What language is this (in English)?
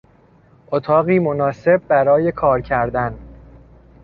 Persian